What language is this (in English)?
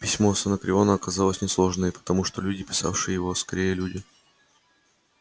Russian